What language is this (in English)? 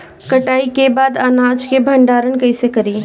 Bhojpuri